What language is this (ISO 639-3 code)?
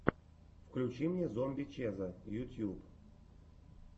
rus